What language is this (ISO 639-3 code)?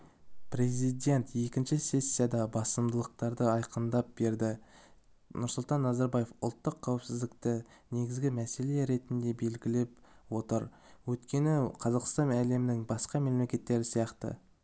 kaz